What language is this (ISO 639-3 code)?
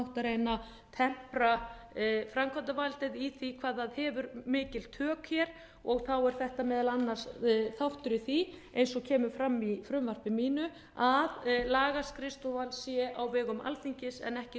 isl